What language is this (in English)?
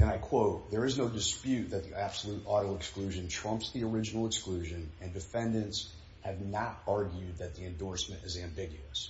English